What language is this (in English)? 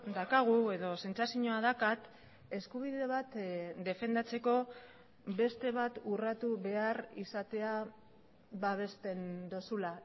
Basque